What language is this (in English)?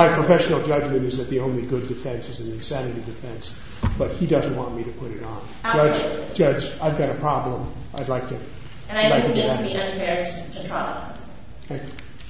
English